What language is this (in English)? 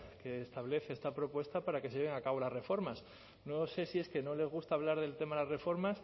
Spanish